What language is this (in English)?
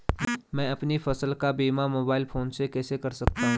Hindi